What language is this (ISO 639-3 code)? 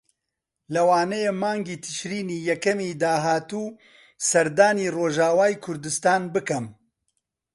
ckb